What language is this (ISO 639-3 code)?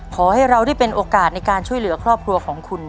tha